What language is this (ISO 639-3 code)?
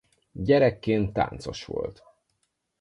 hun